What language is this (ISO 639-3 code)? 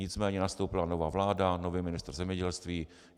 ces